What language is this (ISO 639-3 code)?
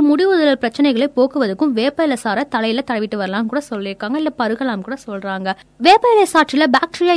tam